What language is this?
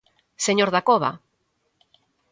Galician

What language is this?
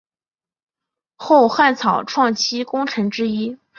Chinese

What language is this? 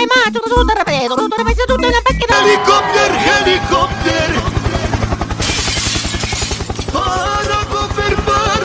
Italian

